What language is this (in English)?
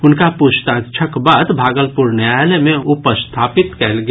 Maithili